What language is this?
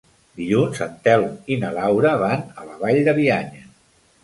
Catalan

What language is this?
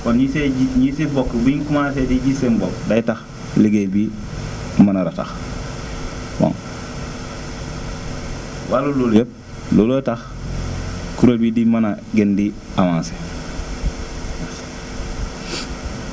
Wolof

